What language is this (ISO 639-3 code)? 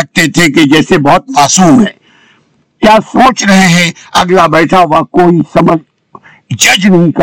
urd